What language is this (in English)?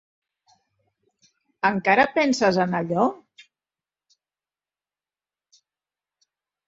Catalan